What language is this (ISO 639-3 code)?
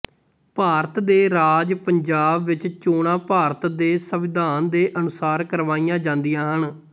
pan